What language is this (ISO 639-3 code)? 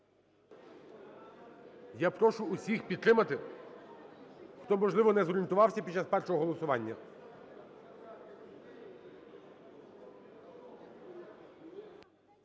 ukr